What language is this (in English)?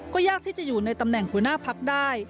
Thai